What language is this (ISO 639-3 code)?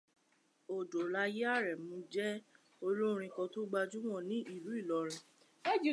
yor